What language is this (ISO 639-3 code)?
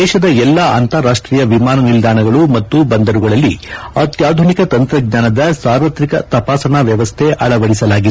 kan